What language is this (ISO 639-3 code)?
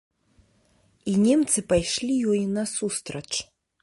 bel